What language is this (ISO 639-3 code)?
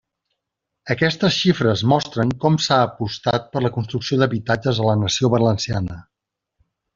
cat